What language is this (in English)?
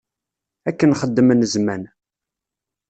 Kabyle